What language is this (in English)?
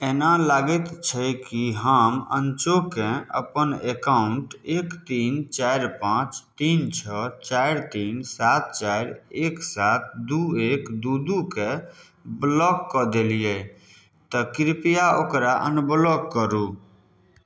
Maithili